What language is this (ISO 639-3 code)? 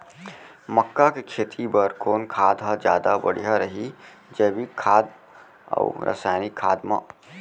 hne